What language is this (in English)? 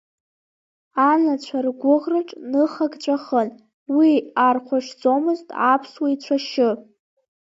Abkhazian